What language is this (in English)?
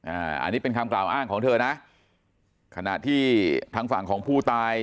Thai